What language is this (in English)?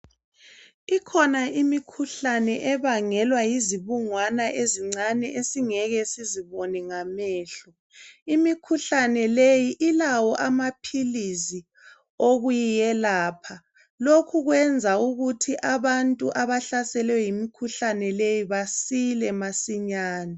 North Ndebele